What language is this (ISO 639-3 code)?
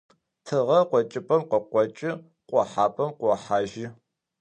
ady